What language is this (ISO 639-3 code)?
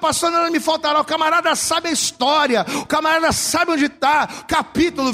por